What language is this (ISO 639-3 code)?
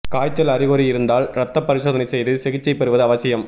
tam